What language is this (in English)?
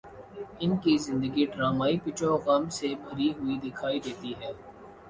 Urdu